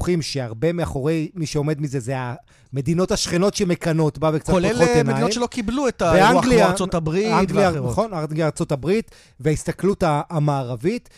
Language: Hebrew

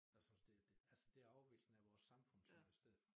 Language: Danish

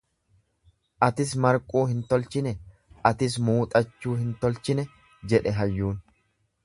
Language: Oromo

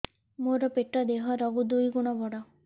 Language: Odia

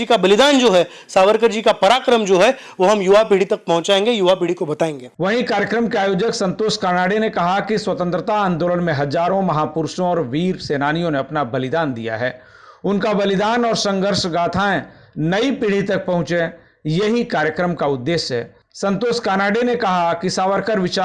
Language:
Hindi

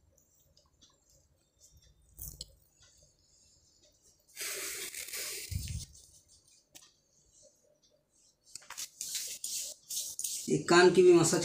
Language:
Hindi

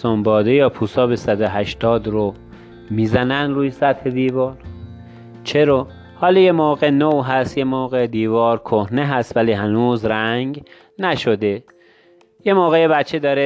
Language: Persian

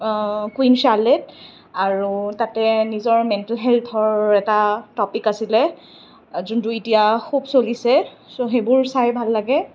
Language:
Assamese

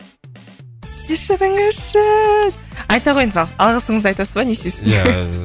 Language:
Kazakh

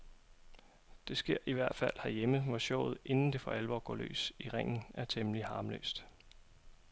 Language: Danish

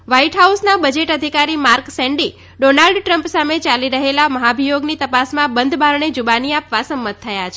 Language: Gujarati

